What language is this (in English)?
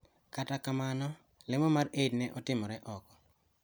Luo (Kenya and Tanzania)